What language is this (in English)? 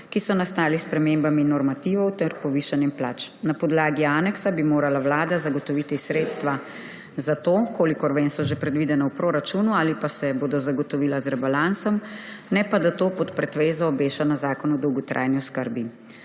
Slovenian